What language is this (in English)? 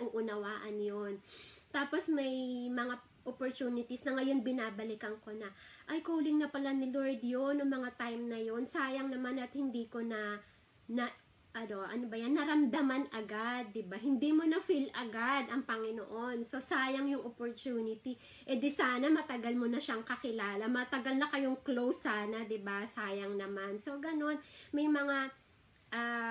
Filipino